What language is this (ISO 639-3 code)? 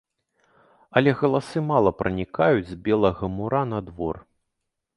bel